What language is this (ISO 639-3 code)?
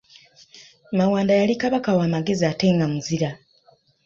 lug